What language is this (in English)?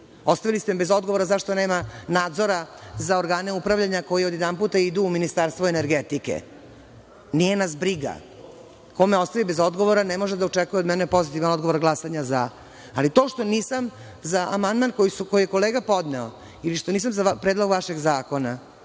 Serbian